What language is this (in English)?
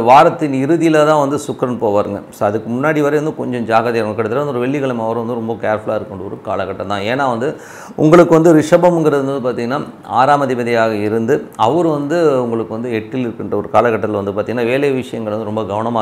Tamil